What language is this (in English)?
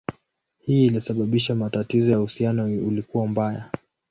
Swahili